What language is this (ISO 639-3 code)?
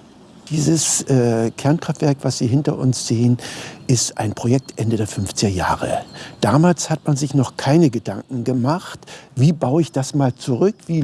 deu